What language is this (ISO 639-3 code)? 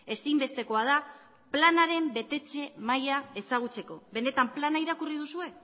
eus